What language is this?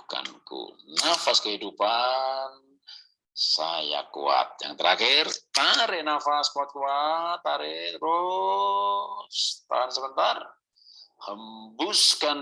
Indonesian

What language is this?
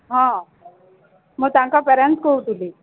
Odia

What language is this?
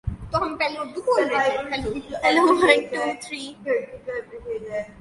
English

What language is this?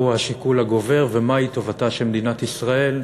Hebrew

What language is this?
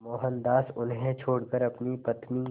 Hindi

